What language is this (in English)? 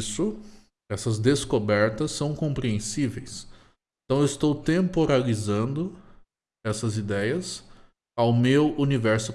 Portuguese